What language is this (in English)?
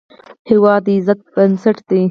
Pashto